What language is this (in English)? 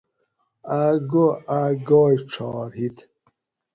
Gawri